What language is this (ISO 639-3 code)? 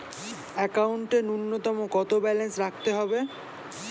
ben